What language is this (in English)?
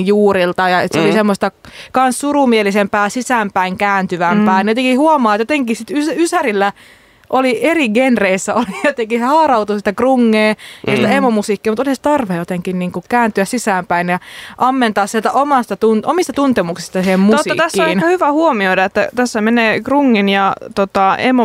Finnish